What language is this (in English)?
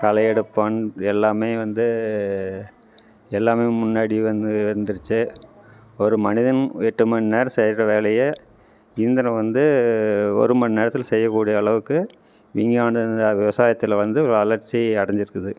Tamil